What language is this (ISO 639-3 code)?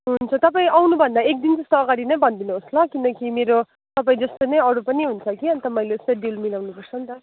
nep